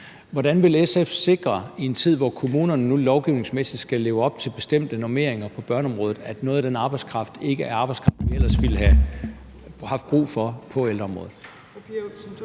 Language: Danish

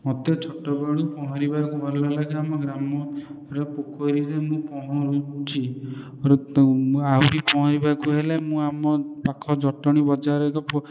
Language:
Odia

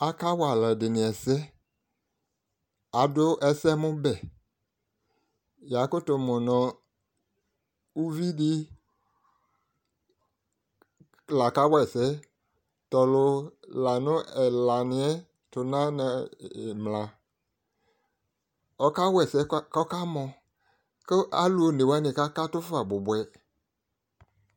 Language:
Ikposo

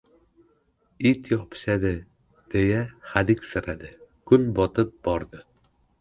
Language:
Uzbek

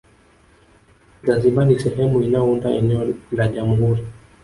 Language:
Swahili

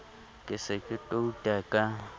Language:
Southern Sotho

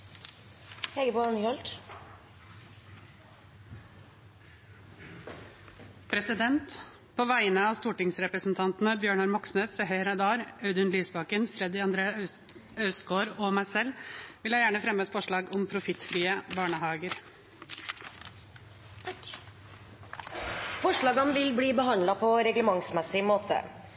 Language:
Norwegian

